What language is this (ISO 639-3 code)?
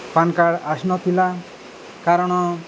ori